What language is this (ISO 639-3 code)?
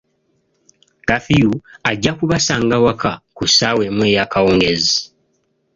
lug